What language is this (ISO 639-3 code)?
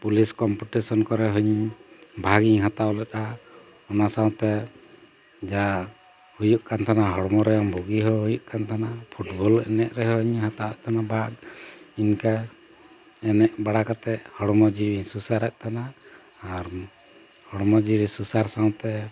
sat